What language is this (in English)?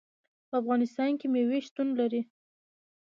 Pashto